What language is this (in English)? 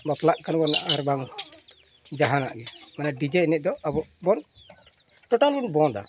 Santali